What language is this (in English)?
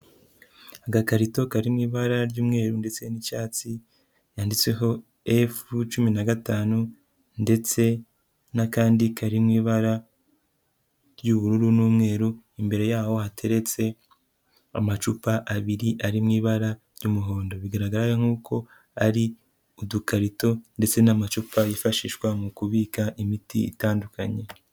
Kinyarwanda